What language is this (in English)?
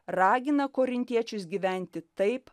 Lithuanian